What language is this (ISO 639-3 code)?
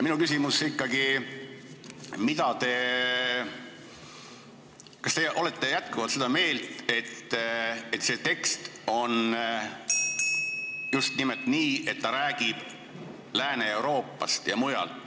est